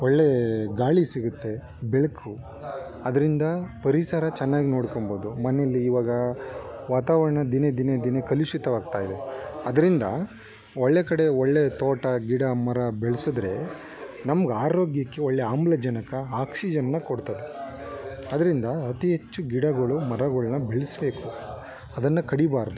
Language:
Kannada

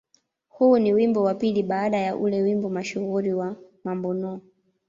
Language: Swahili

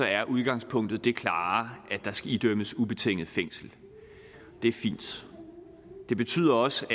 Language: Danish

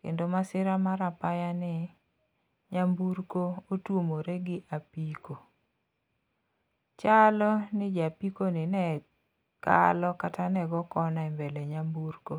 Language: Luo (Kenya and Tanzania)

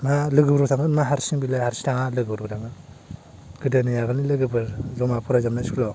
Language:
Bodo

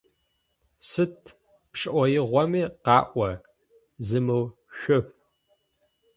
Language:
Adyghe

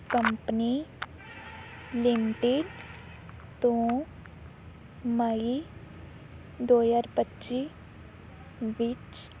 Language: Punjabi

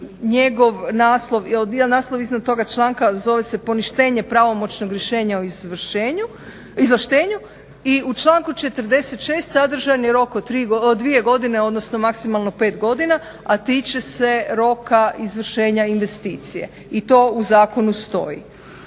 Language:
Croatian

